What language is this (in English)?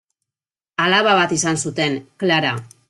Basque